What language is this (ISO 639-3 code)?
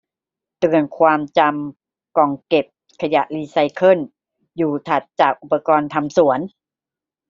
tha